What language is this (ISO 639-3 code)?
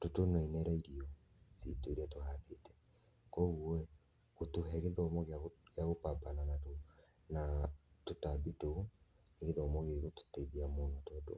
kik